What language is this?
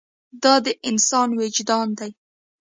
Pashto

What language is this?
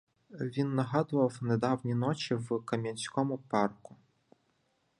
Ukrainian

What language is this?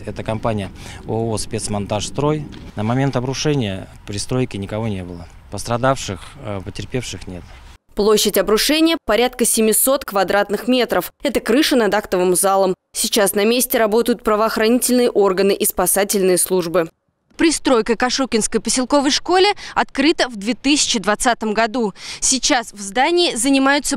Russian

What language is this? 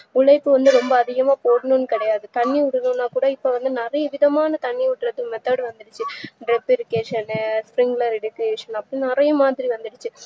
Tamil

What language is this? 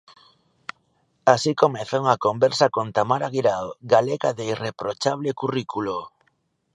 Galician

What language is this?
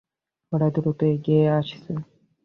Bangla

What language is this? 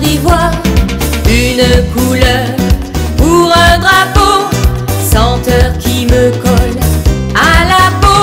French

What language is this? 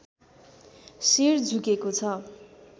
Nepali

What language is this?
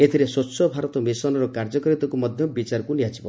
Odia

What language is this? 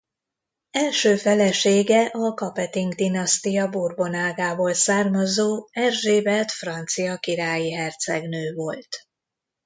Hungarian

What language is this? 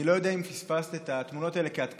Hebrew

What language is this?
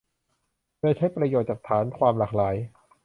Thai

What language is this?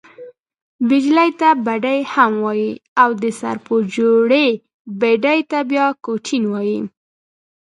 Pashto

